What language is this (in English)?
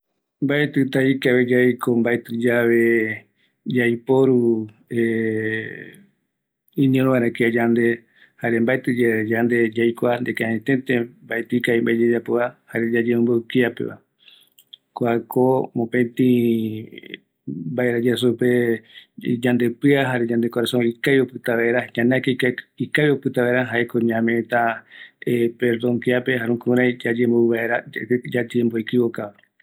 Eastern Bolivian Guaraní